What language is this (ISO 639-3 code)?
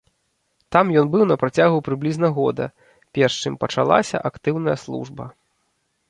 bel